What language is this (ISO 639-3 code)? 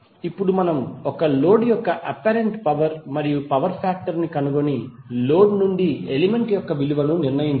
tel